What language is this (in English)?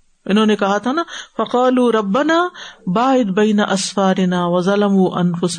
Urdu